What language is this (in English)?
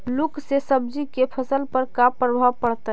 Magahi